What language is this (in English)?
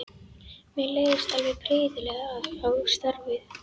Icelandic